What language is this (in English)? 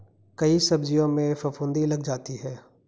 Hindi